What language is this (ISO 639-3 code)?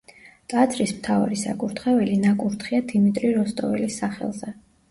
kat